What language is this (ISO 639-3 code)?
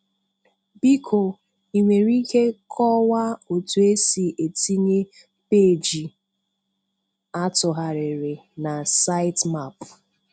ibo